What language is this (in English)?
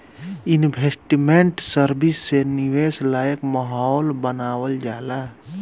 Bhojpuri